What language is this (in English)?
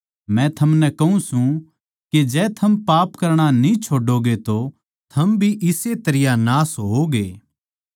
Haryanvi